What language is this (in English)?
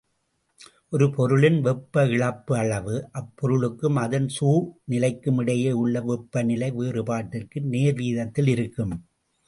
Tamil